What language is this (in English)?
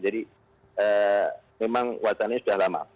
Indonesian